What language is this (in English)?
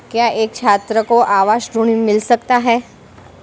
Hindi